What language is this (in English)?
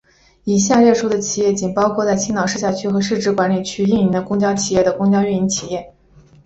Chinese